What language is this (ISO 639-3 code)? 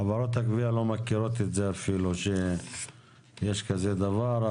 heb